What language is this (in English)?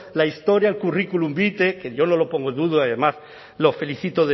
Spanish